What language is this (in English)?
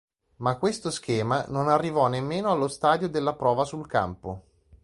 Italian